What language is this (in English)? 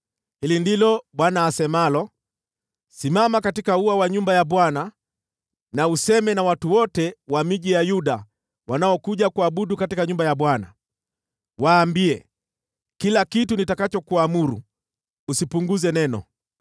Swahili